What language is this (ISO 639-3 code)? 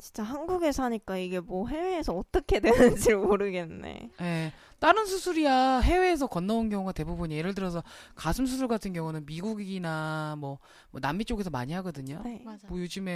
kor